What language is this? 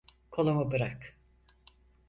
Turkish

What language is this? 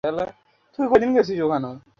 Bangla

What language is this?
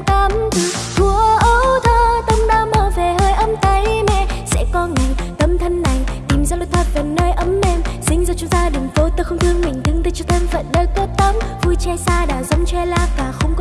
Vietnamese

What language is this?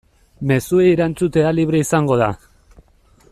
Basque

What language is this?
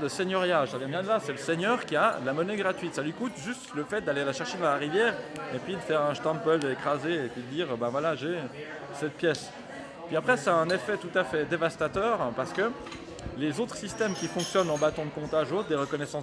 French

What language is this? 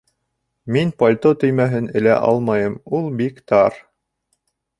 Bashkir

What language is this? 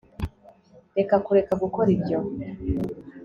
Kinyarwanda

